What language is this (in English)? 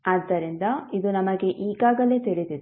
Kannada